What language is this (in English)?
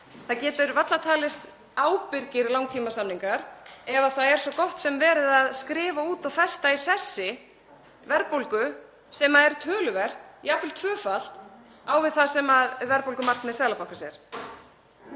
Icelandic